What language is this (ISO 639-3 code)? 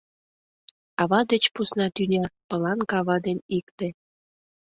chm